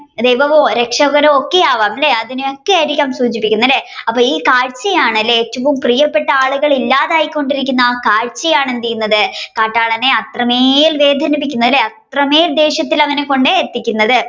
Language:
Malayalam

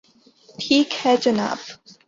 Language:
Urdu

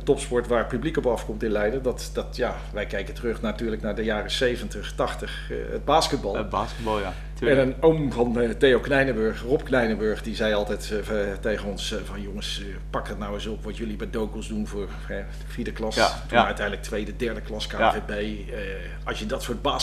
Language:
Dutch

